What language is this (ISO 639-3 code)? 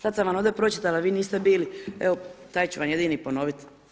hrv